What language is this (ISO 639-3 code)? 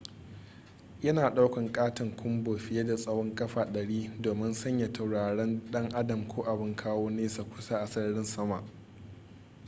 hau